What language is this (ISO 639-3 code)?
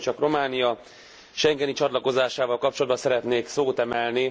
hun